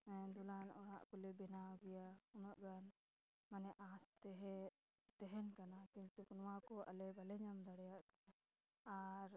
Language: Santali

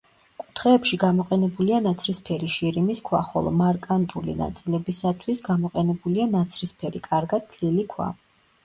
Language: Georgian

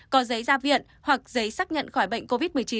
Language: Vietnamese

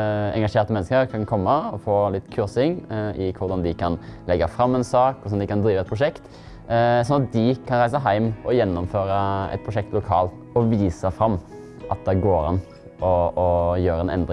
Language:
Norwegian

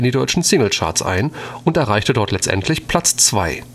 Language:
German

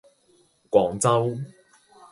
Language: Cantonese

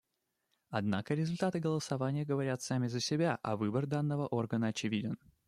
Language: Russian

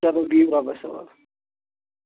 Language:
Kashmiri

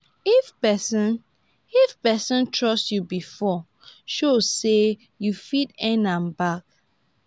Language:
Nigerian Pidgin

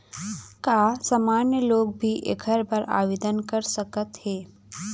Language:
Chhattisgarhi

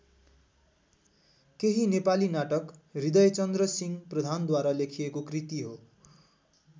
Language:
Nepali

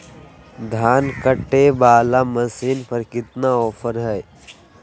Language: Magahi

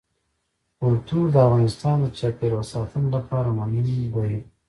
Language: Pashto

